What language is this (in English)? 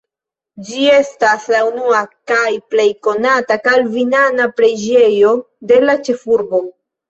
Esperanto